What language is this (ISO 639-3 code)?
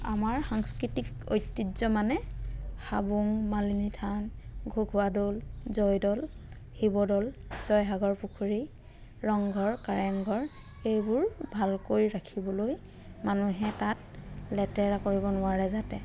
asm